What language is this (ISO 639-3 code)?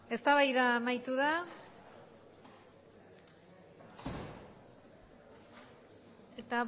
eus